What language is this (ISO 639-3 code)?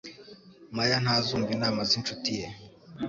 kin